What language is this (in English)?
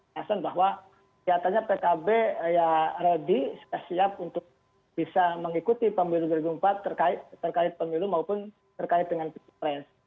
Indonesian